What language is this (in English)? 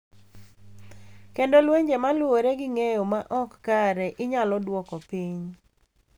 Luo (Kenya and Tanzania)